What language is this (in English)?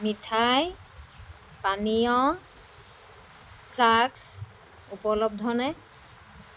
Assamese